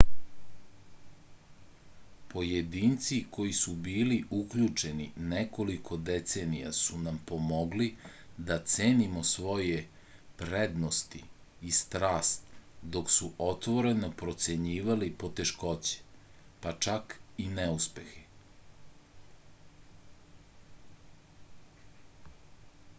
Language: Serbian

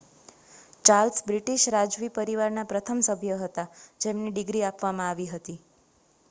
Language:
Gujarati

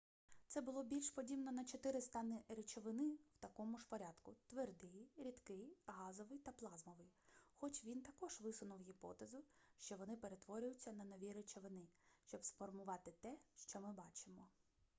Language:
Ukrainian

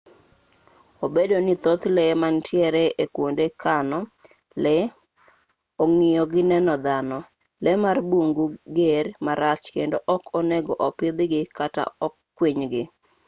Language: Luo (Kenya and Tanzania)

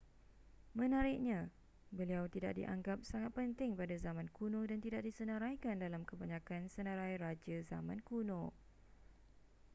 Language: Malay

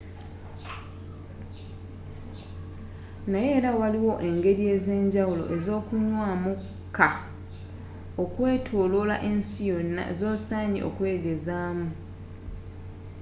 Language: Ganda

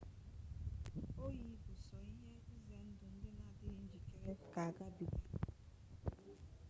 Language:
Igbo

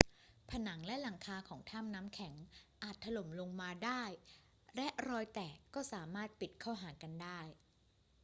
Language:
Thai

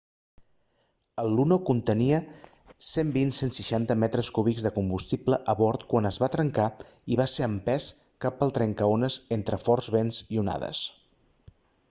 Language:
Catalan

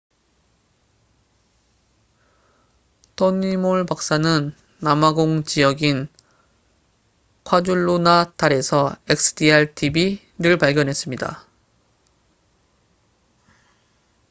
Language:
Korean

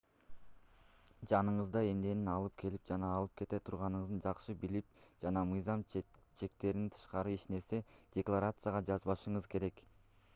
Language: Kyrgyz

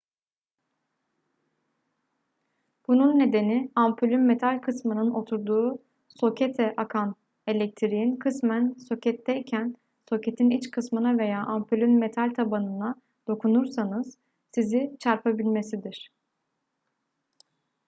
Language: Turkish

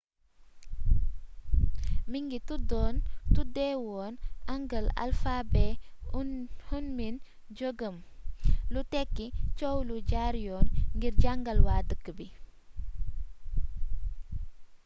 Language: Wolof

